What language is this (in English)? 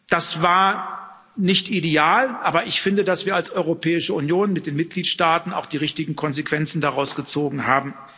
German